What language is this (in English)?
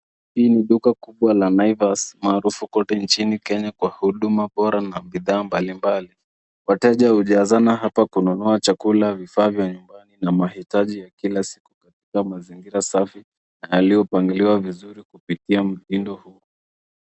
Swahili